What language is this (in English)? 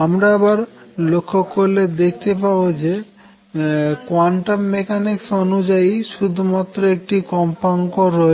Bangla